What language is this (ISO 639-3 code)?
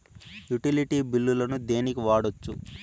tel